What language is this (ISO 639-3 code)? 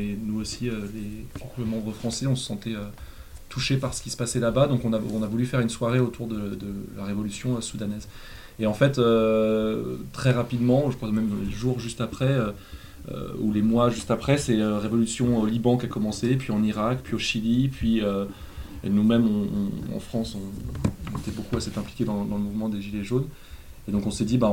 fra